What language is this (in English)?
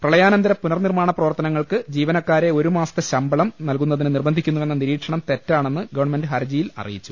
Malayalam